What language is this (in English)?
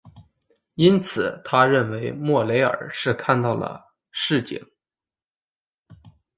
Chinese